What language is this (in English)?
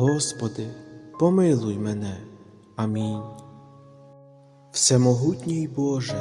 Ukrainian